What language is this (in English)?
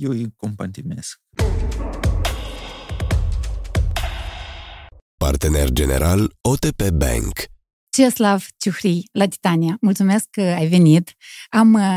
Romanian